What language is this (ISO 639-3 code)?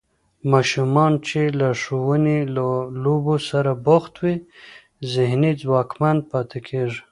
pus